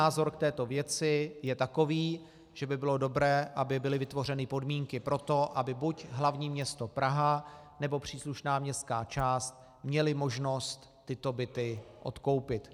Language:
Czech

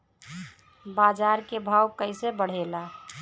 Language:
Bhojpuri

